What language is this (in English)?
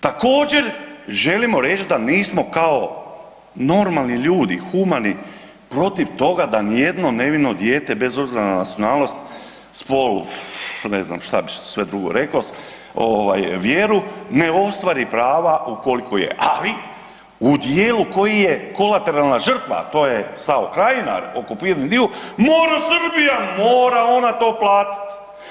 Croatian